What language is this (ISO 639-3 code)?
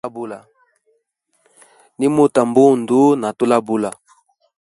hem